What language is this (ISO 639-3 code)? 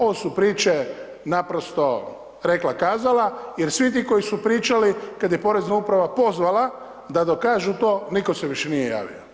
hrv